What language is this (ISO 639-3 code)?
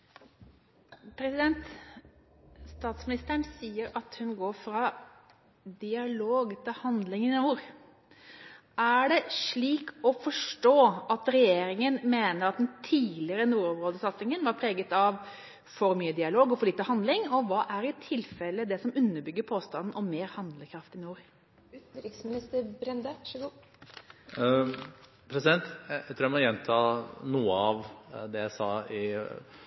nor